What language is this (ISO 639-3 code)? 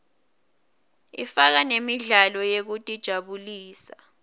ssw